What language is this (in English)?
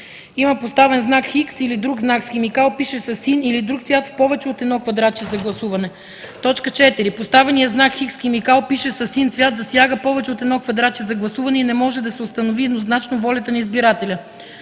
Bulgarian